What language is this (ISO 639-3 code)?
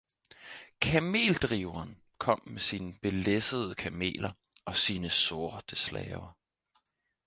dan